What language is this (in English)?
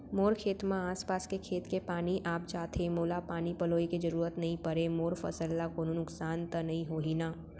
Chhattisgarhi